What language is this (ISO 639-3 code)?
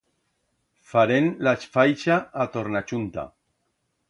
arg